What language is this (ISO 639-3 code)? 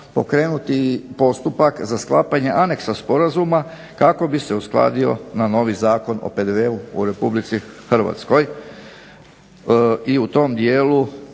hrv